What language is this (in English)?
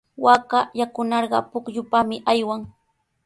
Sihuas Ancash Quechua